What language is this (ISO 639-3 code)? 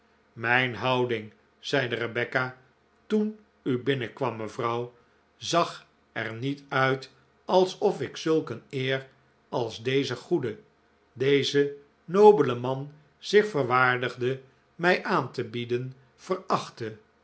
nld